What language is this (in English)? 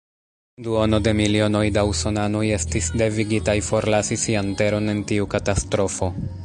Esperanto